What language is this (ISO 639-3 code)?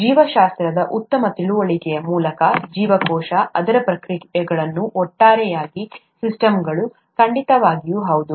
kan